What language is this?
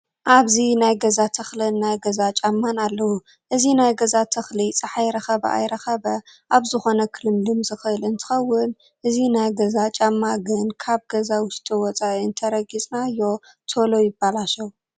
Tigrinya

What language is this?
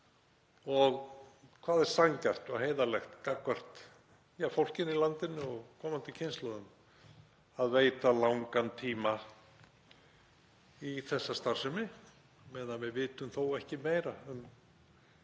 Icelandic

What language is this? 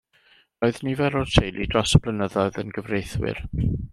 Welsh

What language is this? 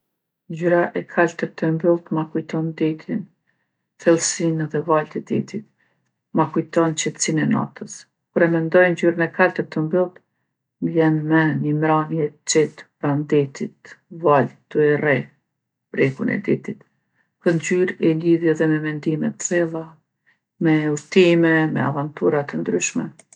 Gheg Albanian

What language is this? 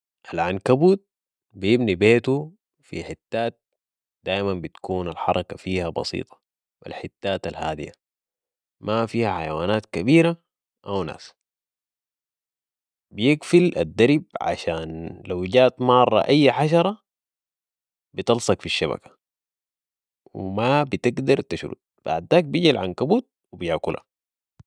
Sudanese Arabic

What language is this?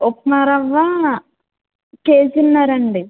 Telugu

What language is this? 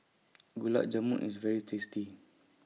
English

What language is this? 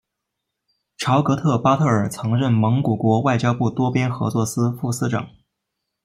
Chinese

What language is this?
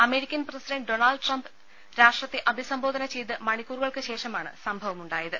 Malayalam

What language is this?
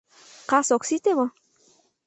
Mari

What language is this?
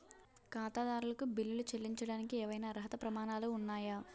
Telugu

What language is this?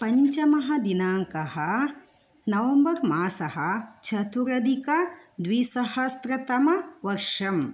Sanskrit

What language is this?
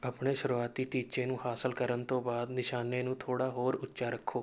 Punjabi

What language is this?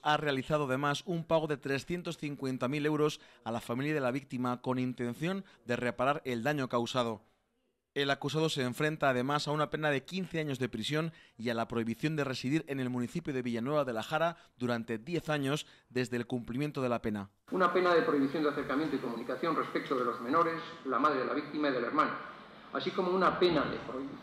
Spanish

